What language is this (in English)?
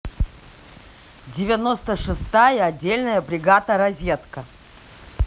Russian